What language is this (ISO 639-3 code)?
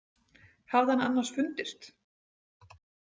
isl